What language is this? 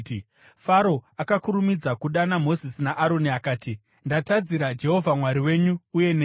Shona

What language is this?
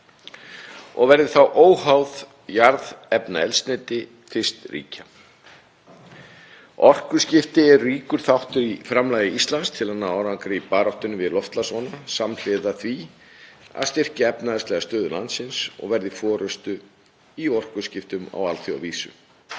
Icelandic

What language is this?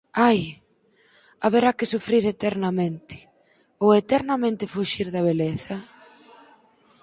Galician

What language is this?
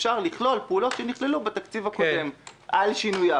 Hebrew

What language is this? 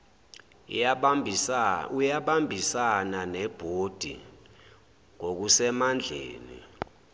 Zulu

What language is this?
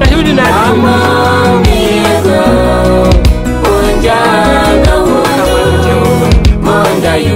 Indonesian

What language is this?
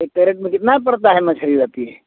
Hindi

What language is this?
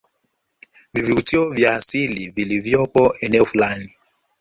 Swahili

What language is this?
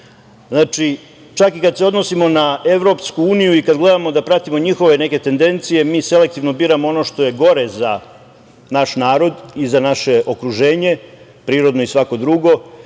Serbian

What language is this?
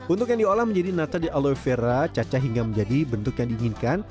Indonesian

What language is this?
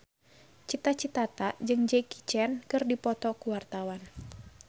Sundanese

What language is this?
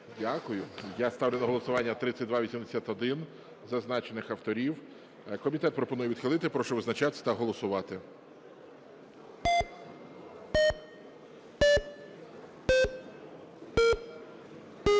Ukrainian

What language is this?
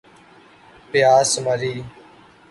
Urdu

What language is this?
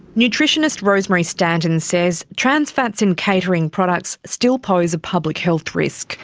English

